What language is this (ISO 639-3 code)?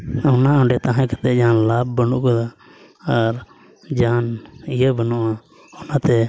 sat